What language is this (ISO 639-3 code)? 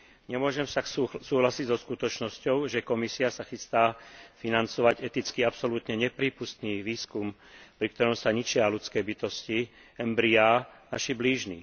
slk